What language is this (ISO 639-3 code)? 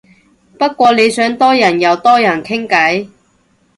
yue